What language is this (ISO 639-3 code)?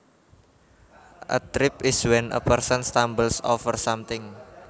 jav